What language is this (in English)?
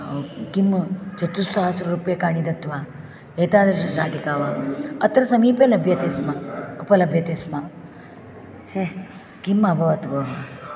Sanskrit